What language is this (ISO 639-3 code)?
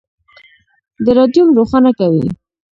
pus